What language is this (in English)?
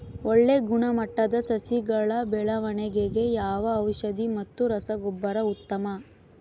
Kannada